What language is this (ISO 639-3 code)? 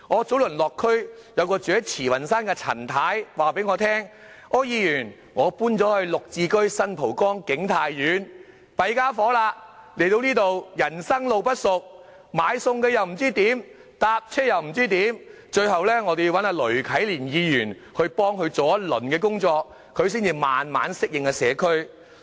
yue